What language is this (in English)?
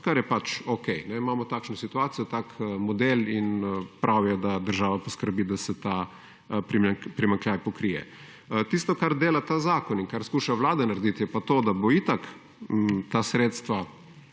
Slovenian